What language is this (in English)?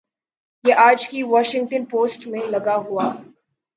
Urdu